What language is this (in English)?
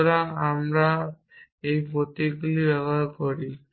Bangla